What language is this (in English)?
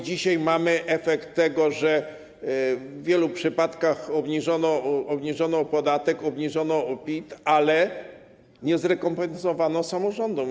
Polish